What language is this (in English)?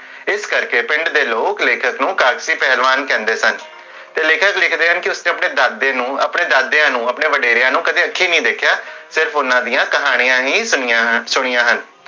Punjabi